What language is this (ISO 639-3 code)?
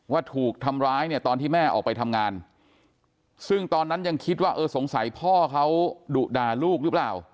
tha